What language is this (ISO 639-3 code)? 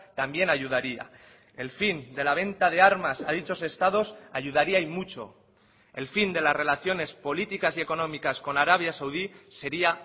spa